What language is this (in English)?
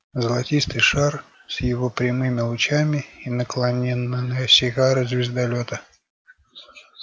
Russian